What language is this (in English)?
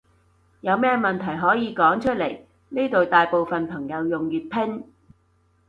Cantonese